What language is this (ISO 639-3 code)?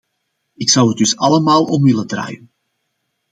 nld